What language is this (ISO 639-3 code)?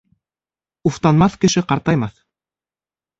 bak